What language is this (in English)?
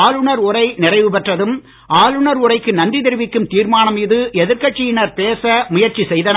Tamil